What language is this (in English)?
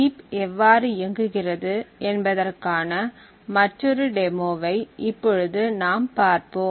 Tamil